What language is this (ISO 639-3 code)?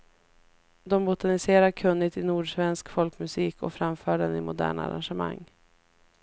swe